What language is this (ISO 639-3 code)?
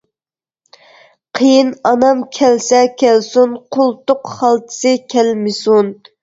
uig